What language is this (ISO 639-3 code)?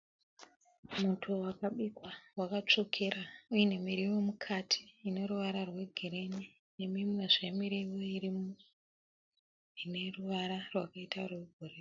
sna